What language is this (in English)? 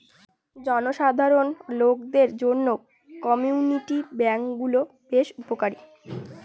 Bangla